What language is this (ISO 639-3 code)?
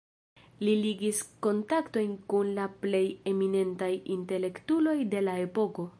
epo